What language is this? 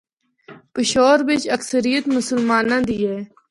Northern Hindko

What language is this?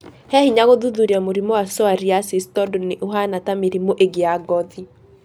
Kikuyu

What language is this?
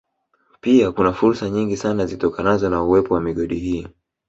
Swahili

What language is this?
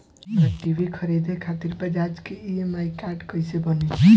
Bhojpuri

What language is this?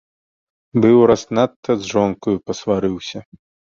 Belarusian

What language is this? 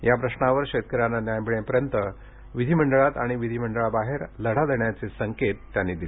Marathi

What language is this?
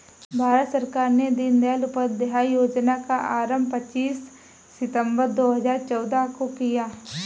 Hindi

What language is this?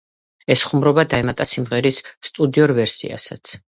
Georgian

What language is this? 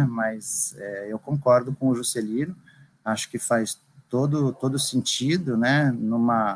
Portuguese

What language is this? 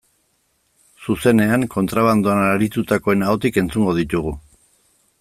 Basque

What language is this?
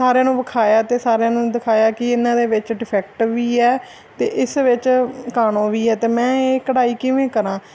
Punjabi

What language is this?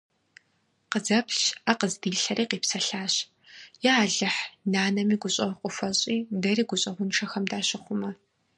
Kabardian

